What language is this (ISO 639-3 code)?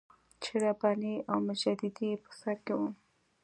pus